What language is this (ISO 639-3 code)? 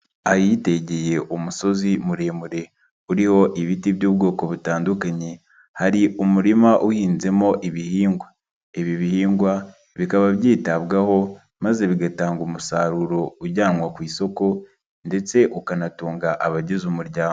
kin